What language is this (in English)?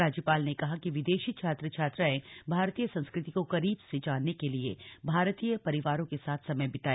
Hindi